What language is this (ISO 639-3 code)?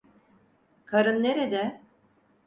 tur